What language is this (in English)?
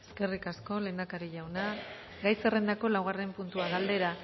Basque